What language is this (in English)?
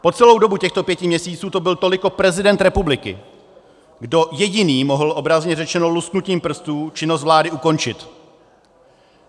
Czech